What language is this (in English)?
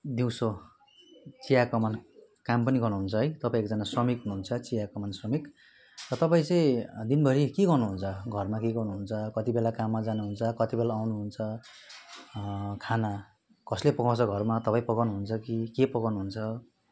Nepali